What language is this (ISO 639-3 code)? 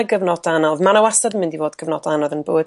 cym